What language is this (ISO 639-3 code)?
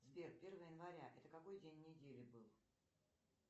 rus